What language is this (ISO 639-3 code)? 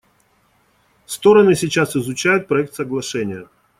rus